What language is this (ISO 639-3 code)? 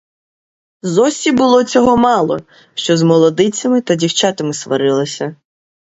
ukr